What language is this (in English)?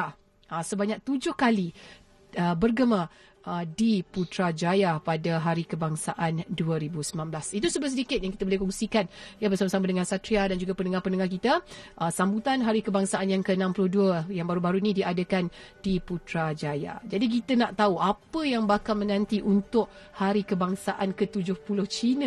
Malay